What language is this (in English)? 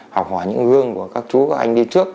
Vietnamese